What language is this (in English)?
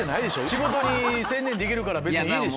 Japanese